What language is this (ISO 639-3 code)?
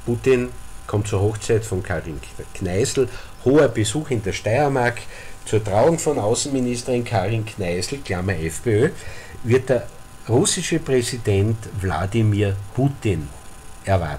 deu